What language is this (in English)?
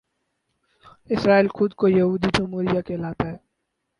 Urdu